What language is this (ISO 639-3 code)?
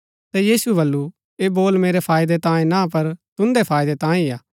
gbk